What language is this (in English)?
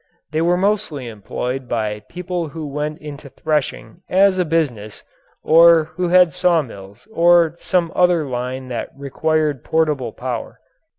English